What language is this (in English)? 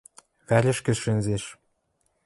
Western Mari